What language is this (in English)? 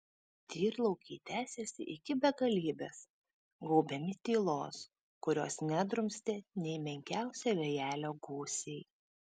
Lithuanian